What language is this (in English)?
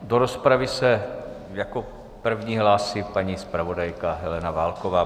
Czech